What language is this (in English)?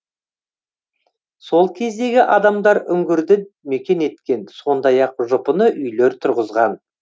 Kazakh